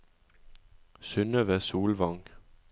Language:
Norwegian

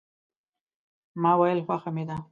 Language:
Pashto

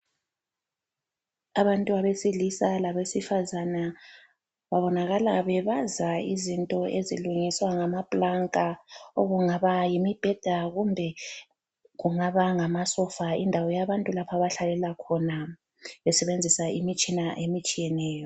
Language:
North Ndebele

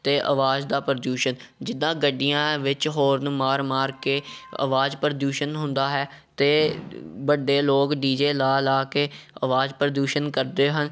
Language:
Punjabi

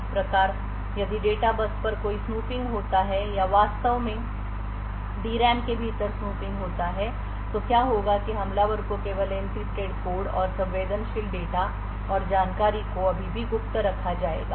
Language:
Hindi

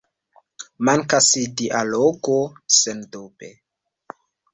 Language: Esperanto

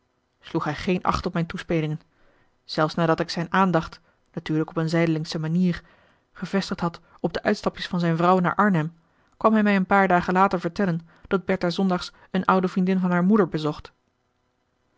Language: Dutch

